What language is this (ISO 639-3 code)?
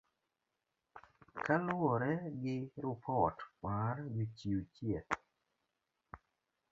luo